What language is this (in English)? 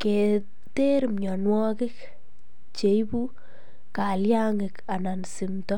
Kalenjin